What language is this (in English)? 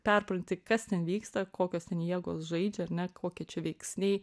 Lithuanian